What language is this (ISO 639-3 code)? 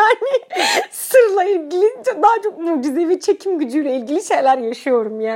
tur